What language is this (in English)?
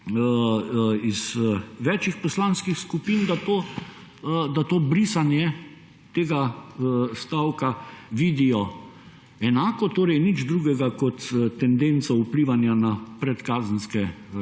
Slovenian